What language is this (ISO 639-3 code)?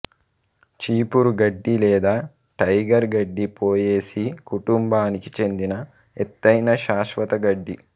tel